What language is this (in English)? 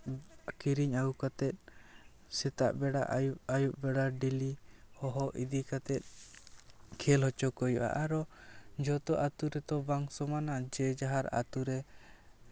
Santali